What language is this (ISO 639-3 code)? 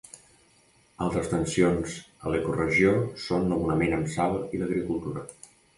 cat